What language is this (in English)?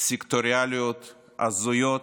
Hebrew